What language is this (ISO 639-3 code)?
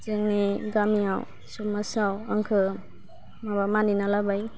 brx